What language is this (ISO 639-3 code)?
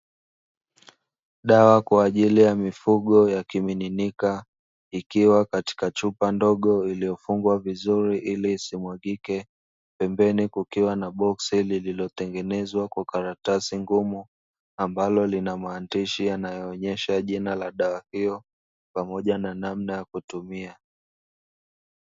swa